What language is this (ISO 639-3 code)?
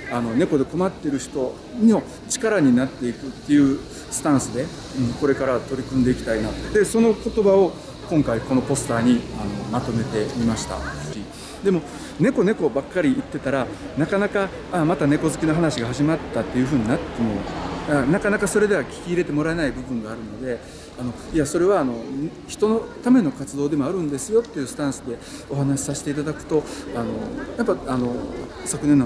jpn